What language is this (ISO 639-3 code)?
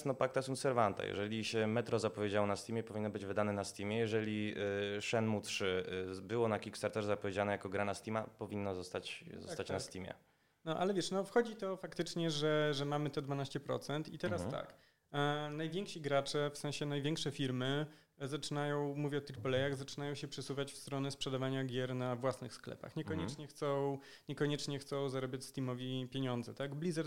pol